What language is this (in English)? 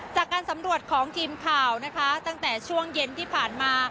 Thai